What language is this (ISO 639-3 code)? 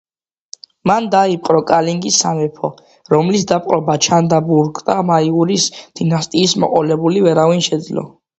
kat